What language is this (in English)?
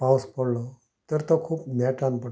Konkani